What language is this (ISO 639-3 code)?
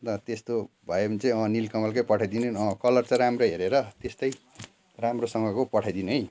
nep